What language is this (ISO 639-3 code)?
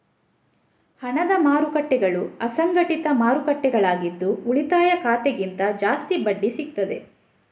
kan